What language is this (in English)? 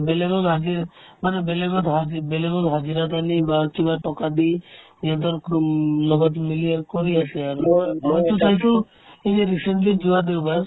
Assamese